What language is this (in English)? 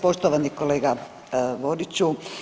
Croatian